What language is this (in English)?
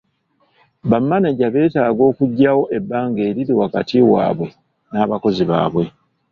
Ganda